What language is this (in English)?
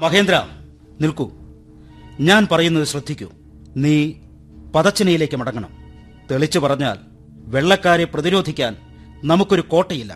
Malayalam